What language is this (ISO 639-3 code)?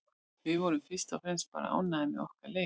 isl